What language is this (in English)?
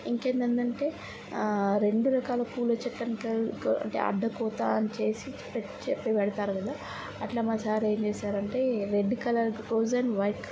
Telugu